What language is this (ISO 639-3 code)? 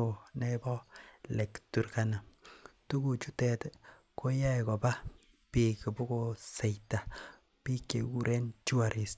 kln